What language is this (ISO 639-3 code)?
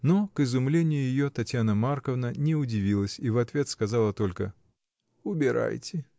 rus